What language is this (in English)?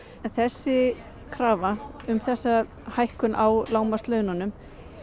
Icelandic